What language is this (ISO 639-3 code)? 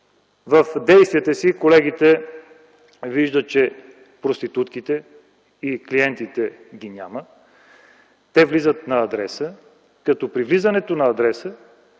bul